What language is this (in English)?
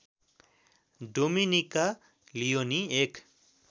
Nepali